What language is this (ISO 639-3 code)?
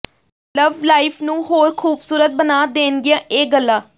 pan